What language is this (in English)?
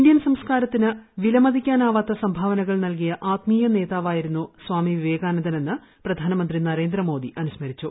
Malayalam